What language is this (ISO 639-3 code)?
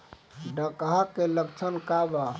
bho